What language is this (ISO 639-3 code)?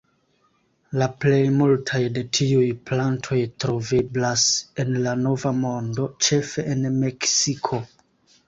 epo